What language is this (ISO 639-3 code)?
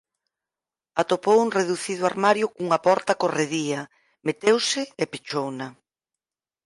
glg